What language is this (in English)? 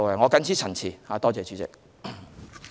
Cantonese